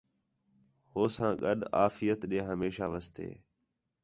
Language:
Khetrani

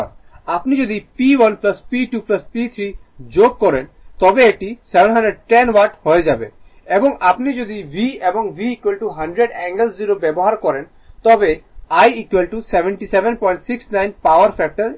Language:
Bangla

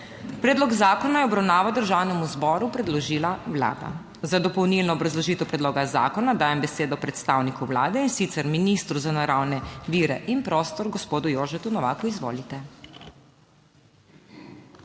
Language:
Slovenian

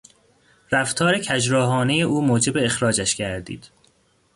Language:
Persian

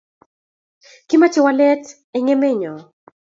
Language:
Kalenjin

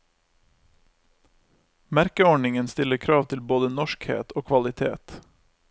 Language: Norwegian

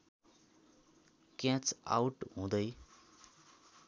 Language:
Nepali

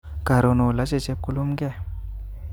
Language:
Kalenjin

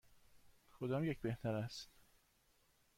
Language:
Persian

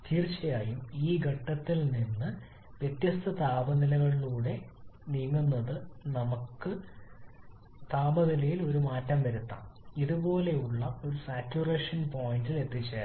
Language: Malayalam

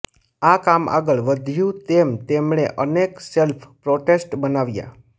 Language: Gujarati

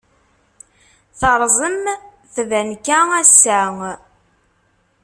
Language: Kabyle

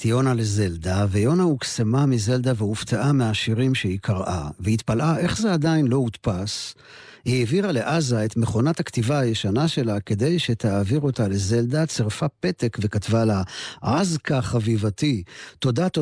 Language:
Hebrew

